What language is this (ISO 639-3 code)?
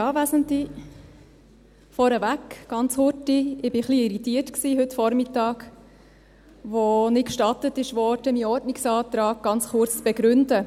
gsw